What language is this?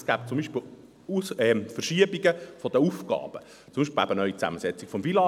Swiss German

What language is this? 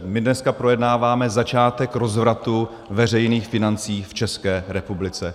Czech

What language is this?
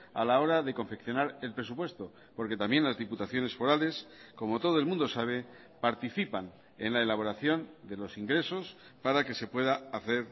Spanish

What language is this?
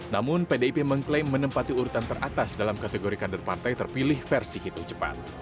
Indonesian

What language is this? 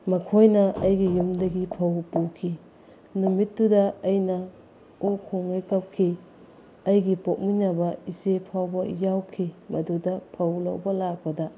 Manipuri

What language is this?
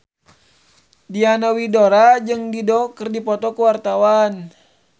Sundanese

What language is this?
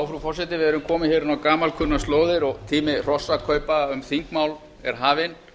Icelandic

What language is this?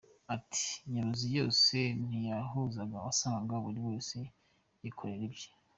Kinyarwanda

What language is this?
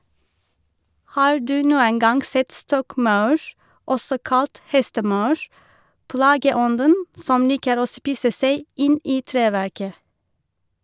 Norwegian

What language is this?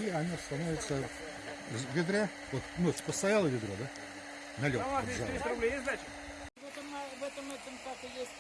Russian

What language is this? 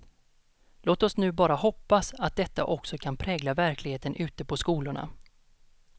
Swedish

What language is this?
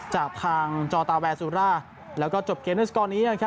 Thai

